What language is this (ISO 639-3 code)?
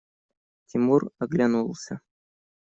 rus